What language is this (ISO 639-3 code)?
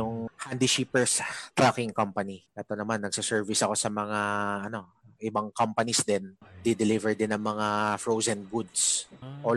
fil